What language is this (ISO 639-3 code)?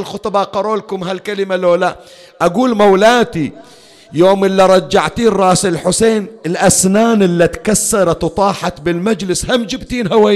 ara